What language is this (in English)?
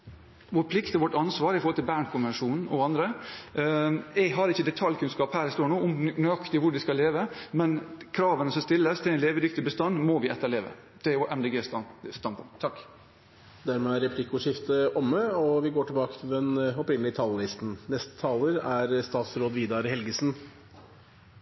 Norwegian